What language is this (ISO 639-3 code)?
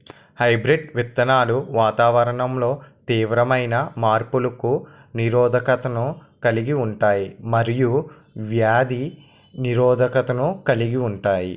tel